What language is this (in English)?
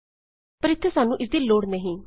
Punjabi